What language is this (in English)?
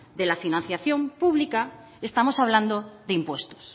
Spanish